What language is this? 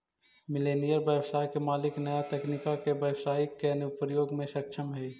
Magahi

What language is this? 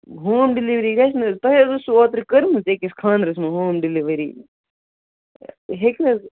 Kashmiri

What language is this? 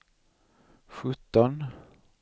Swedish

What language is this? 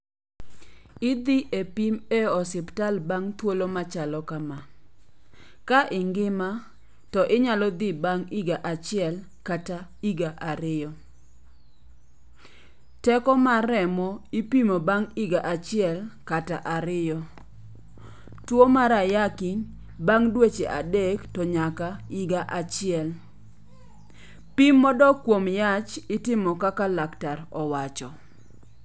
Luo (Kenya and Tanzania)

